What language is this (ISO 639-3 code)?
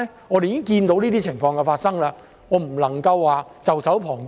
yue